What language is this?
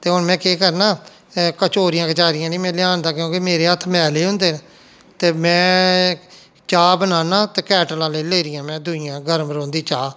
Dogri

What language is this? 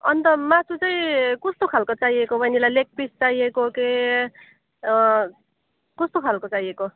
Nepali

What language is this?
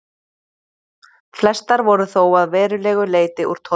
Icelandic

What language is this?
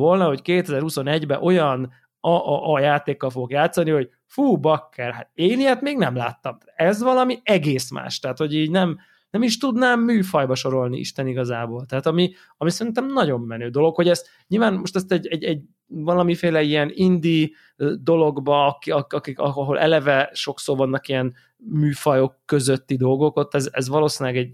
Hungarian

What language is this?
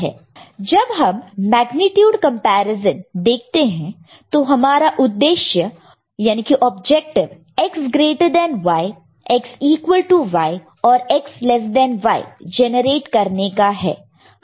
Hindi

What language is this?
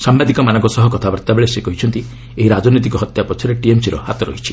Odia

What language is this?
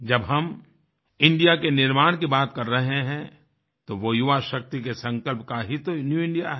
Hindi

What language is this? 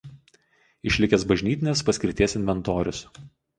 Lithuanian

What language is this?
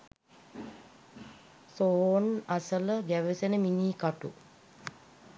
Sinhala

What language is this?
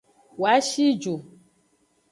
Aja (Benin)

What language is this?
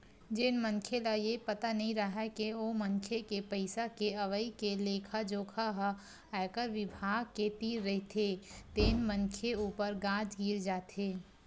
Chhattisgarhi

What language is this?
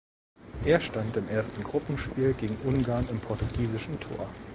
German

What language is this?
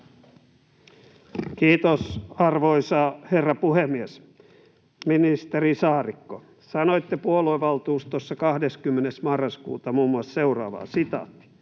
Finnish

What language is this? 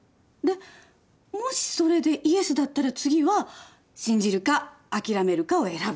Japanese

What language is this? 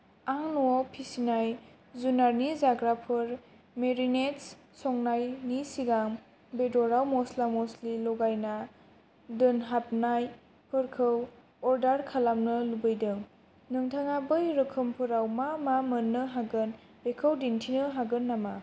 Bodo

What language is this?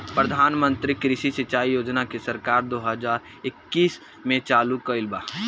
Bhojpuri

